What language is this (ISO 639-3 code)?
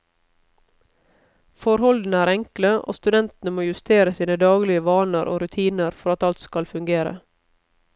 nor